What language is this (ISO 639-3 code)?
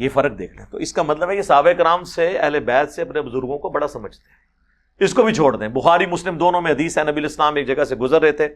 urd